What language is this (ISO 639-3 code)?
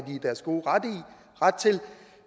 dan